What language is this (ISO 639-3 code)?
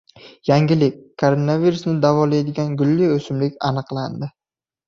uzb